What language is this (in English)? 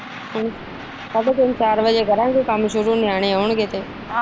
Punjabi